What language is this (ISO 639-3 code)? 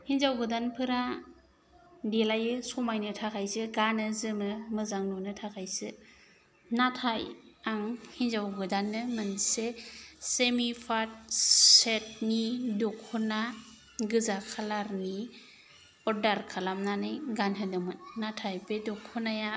brx